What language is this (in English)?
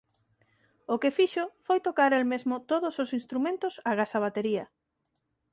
Galician